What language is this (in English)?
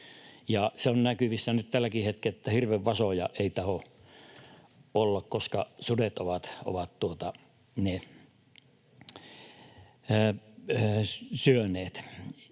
Finnish